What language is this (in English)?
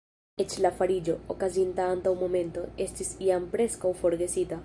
Esperanto